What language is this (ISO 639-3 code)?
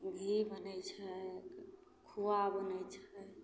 mai